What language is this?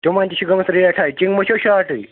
Kashmiri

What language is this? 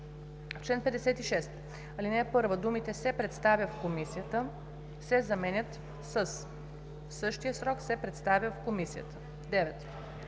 Bulgarian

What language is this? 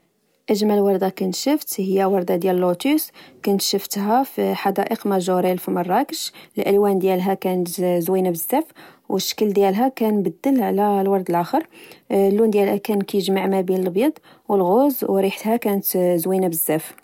Moroccan Arabic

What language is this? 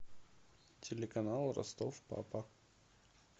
Russian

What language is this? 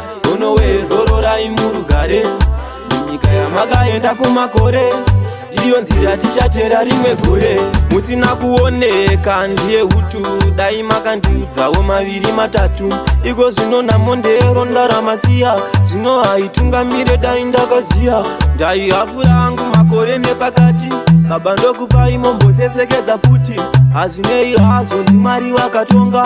Romanian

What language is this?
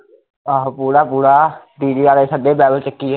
Punjabi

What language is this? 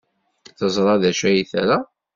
Kabyle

